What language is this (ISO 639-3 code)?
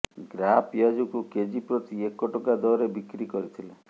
ori